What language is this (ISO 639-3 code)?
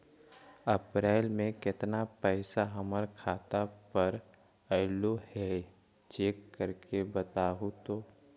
mag